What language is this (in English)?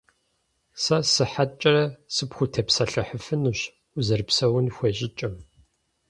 Kabardian